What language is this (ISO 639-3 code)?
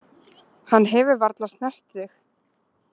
isl